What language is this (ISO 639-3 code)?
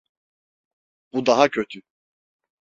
tur